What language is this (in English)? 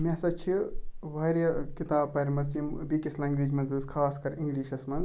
Kashmiri